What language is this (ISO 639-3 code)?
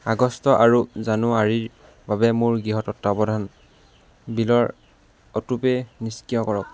asm